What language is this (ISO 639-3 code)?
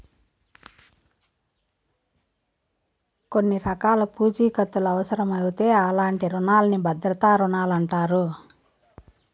tel